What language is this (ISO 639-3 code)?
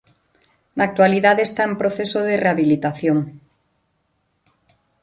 glg